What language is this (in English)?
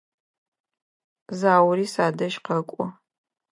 Adyghe